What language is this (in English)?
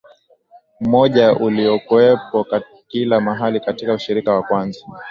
Swahili